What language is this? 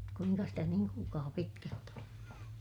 Finnish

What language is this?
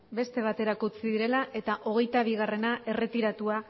Basque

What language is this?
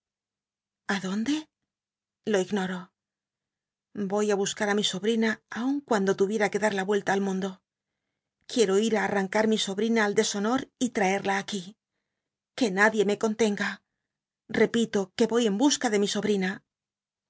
Spanish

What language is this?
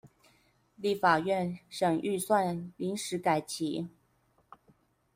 Chinese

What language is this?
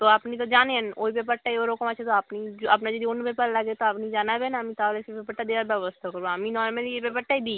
Bangla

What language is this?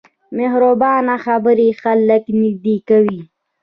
Pashto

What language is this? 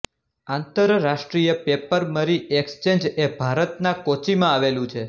Gujarati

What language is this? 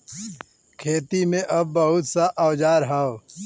Bhojpuri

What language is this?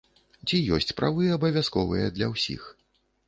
Belarusian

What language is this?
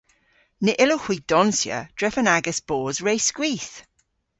Cornish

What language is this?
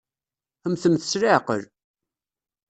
Kabyle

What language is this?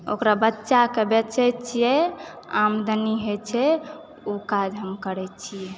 Maithili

